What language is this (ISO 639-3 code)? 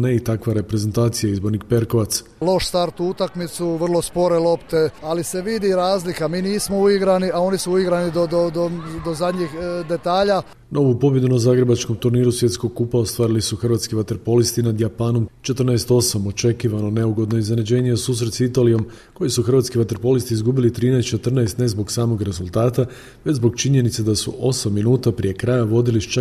hrv